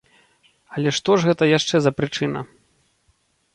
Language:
Belarusian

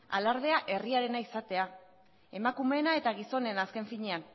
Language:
Basque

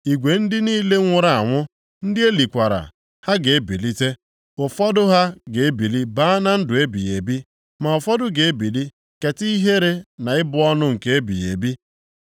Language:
Igbo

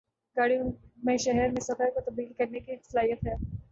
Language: Urdu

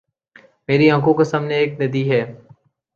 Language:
Urdu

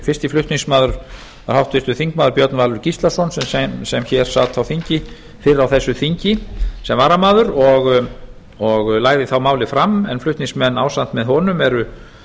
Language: Icelandic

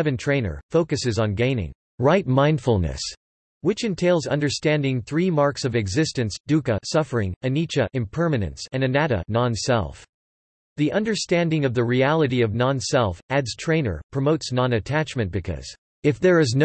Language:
English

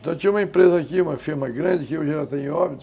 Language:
Portuguese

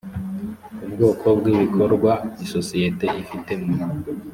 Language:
Kinyarwanda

